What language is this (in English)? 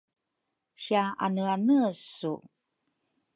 Rukai